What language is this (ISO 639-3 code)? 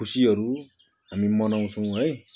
nep